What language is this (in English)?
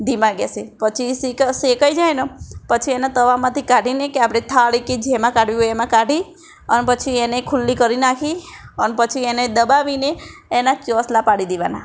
Gujarati